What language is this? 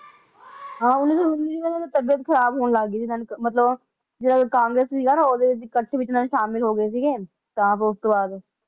Punjabi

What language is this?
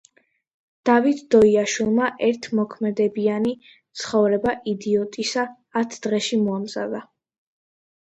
Georgian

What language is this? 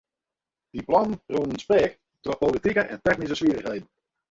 Western Frisian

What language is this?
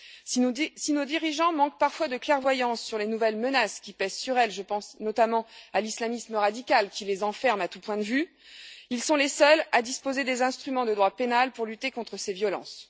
French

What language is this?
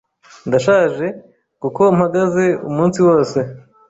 Kinyarwanda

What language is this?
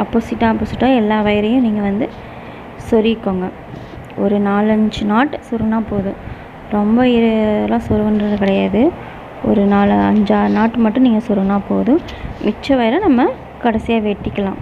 Romanian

